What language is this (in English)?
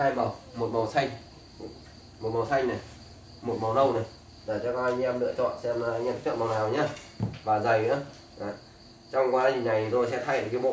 Vietnamese